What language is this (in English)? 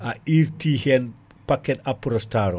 Fula